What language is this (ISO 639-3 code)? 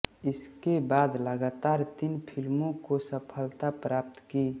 hin